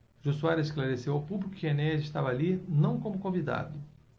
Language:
Portuguese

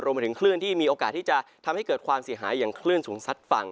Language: Thai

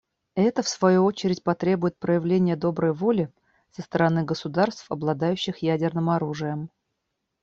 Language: Russian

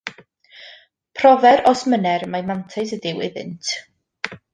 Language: Welsh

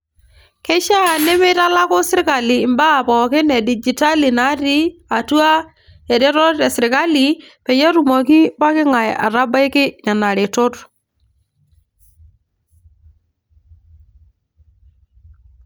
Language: Masai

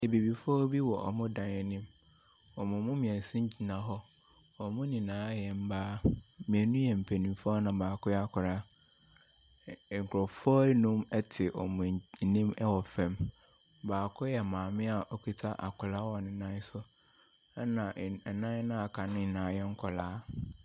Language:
Akan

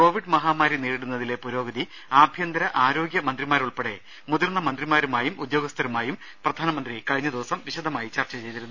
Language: Malayalam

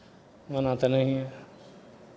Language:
Maithili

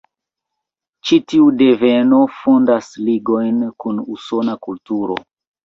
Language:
Esperanto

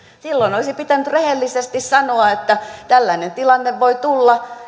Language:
Finnish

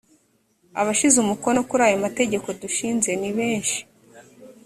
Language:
Kinyarwanda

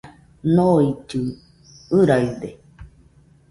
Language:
Nüpode Huitoto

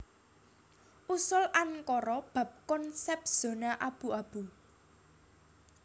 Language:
Javanese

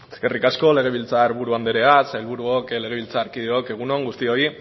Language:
Basque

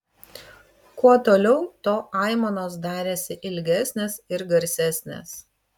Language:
Lithuanian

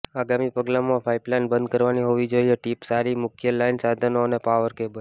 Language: Gujarati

